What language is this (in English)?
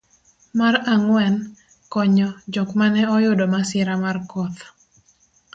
Luo (Kenya and Tanzania)